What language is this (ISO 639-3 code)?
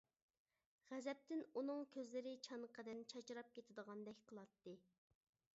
uig